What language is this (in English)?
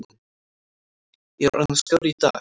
Icelandic